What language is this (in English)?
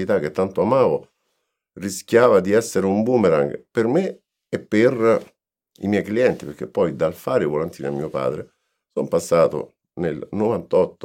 Italian